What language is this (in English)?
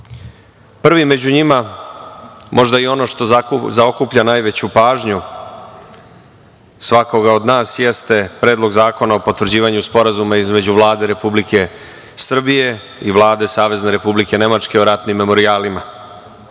Serbian